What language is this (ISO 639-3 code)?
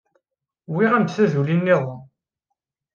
kab